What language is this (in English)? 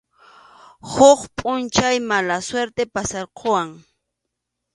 Arequipa-La Unión Quechua